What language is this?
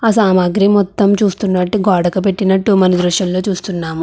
Telugu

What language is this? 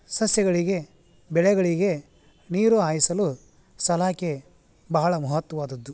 Kannada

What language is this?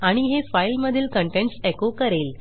Marathi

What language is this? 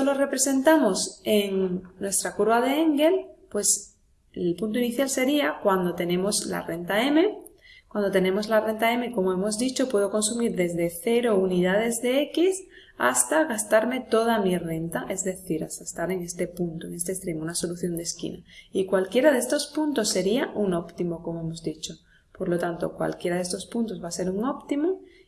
Spanish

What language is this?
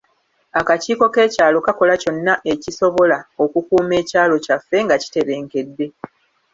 Ganda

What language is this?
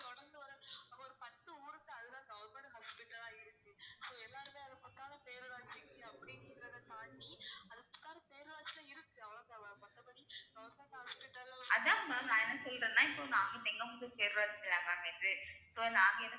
Tamil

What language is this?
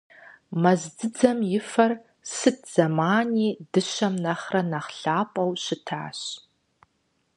Kabardian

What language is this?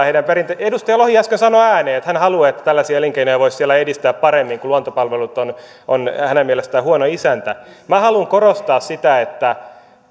Finnish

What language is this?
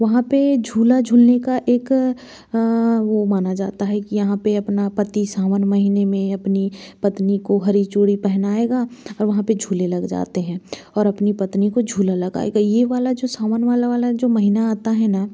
Hindi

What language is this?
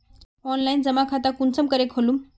Magahi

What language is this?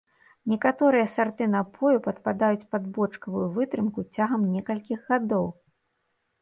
Belarusian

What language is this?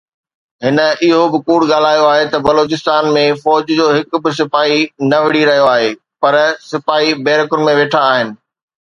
Sindhi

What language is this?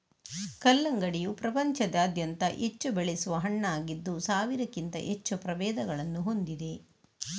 Kannada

